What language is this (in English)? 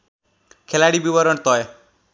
Nepali